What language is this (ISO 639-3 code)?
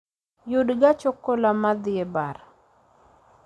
luo